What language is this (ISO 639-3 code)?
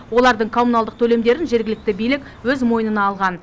kaz